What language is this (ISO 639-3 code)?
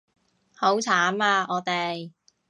yue